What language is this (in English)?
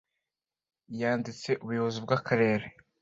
Kinyarwanda